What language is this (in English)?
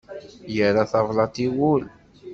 Kabyle